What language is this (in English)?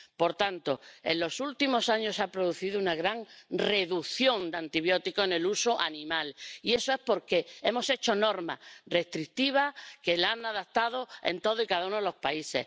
Spanish